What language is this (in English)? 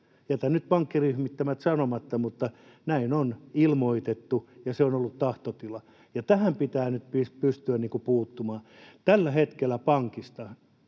Finnish